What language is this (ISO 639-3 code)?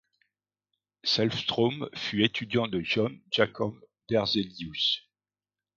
fra